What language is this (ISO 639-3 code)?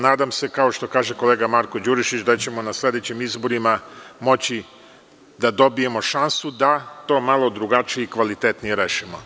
srp